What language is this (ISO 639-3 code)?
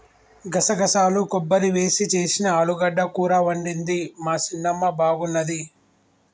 tel